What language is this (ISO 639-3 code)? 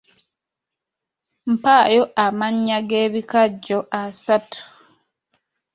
lug